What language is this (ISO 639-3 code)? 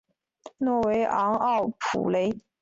zho